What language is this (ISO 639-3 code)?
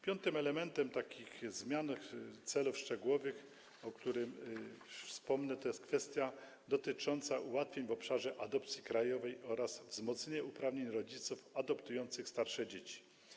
pol